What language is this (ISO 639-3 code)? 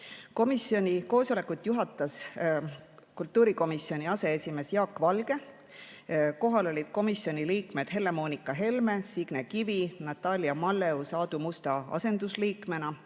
est